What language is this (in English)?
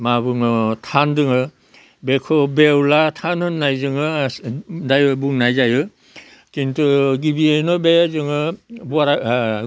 Bodo